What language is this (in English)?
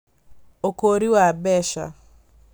Kikuyu